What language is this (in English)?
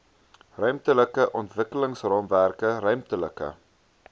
Afrikaans